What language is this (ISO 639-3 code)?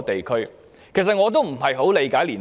yue